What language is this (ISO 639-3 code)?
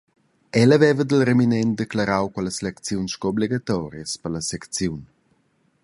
roh